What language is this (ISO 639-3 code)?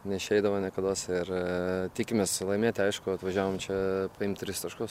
lit